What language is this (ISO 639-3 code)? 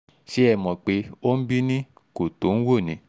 yor